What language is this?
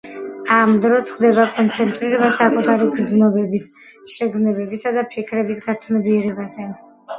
Georgian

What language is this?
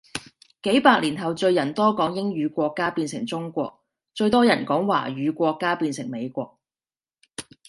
Cantonese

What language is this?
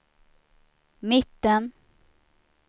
Swedish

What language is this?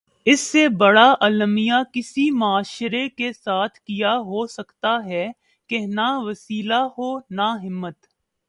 Urdu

